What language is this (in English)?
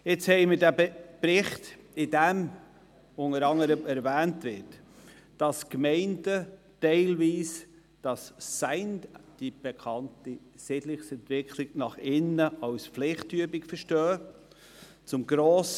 Swiss German